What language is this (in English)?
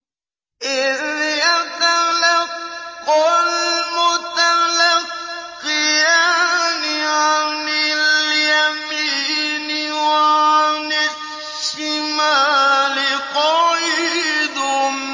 Arabic